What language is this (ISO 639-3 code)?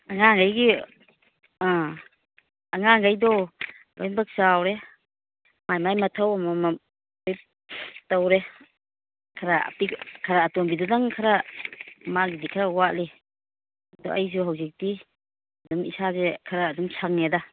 mni